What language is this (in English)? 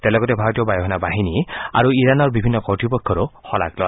Assamese